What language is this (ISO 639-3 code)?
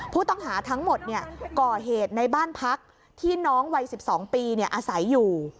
tha